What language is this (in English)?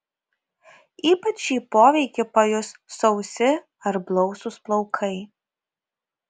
Lithuanian